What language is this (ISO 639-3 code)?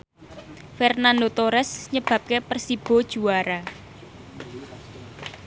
jav